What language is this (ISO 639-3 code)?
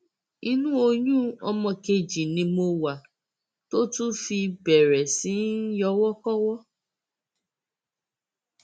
yor